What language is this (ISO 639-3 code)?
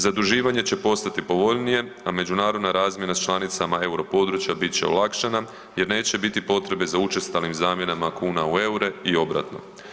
hrv